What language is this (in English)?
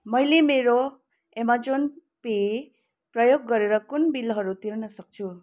Nepali